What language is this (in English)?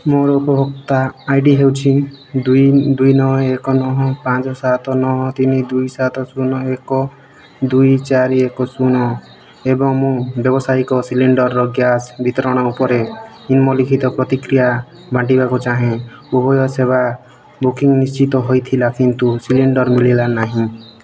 Odia